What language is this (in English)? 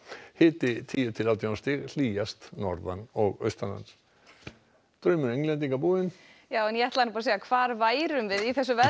Icelandic